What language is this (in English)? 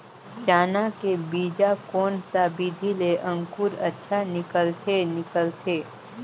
Chhattisgarhi